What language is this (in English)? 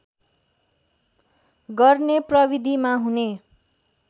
Nepali